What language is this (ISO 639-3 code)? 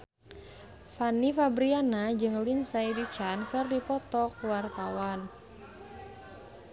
sun